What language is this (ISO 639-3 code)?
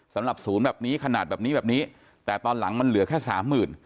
tha